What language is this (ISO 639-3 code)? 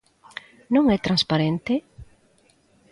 glg